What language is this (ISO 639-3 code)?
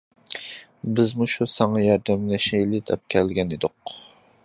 uig